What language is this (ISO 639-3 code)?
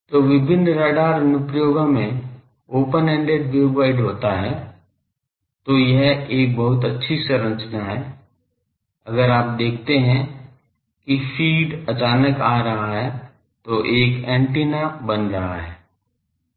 hin